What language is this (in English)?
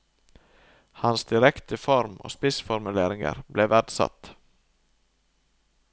Norwegian